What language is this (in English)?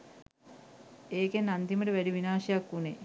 Sinhala